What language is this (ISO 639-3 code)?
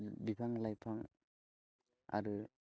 brx